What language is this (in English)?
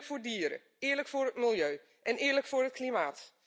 Dutch